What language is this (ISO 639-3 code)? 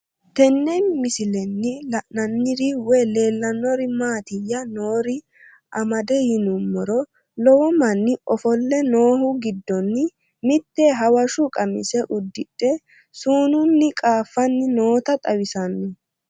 sid